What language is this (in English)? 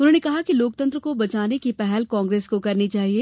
Hindi